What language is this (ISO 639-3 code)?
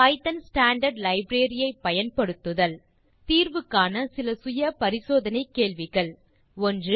tam